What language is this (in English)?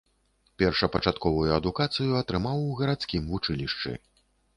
Belarusian